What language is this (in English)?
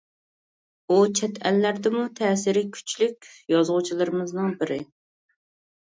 Uyghur